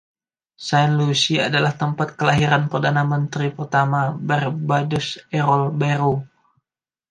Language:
Indonesian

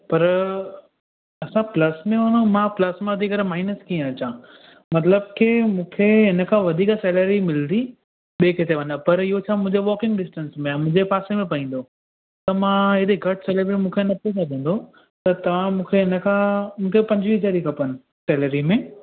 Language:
Sindhi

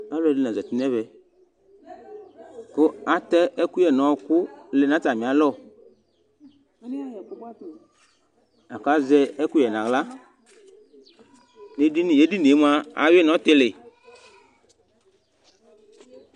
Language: Ikposo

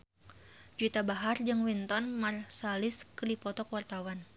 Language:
Sundanese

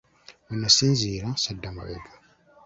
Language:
Ganda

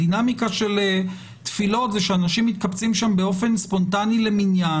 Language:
Hebrew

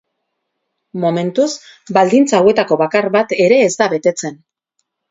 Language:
Basque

